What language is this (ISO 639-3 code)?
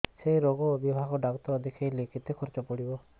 ori